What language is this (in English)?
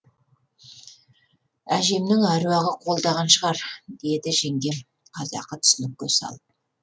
Kazakh